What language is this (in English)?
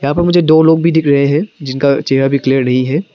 Hindi